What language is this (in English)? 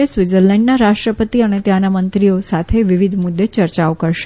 Gujarati